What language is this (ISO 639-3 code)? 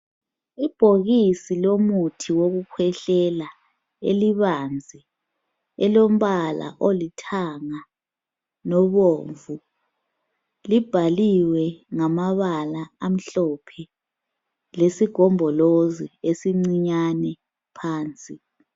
nde